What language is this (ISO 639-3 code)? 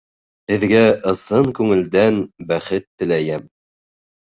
bak